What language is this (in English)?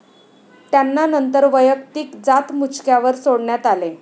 Marathi